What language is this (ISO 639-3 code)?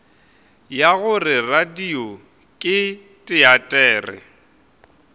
nso